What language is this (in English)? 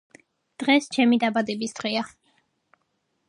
Georgian